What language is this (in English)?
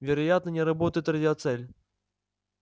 Russian